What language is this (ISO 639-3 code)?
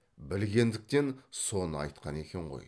kaz